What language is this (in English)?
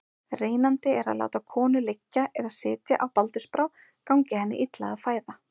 Icelandic